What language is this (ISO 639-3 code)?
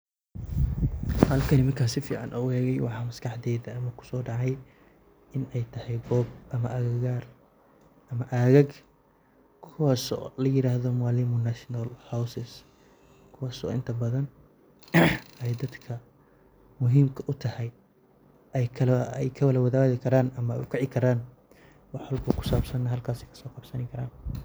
som